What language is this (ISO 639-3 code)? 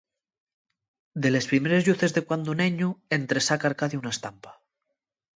ast